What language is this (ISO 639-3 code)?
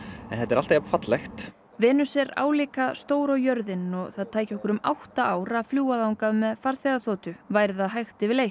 isl